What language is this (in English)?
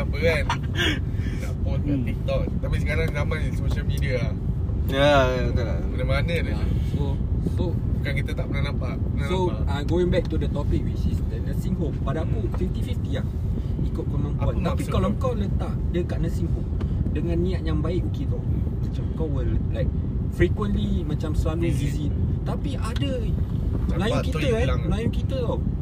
Malay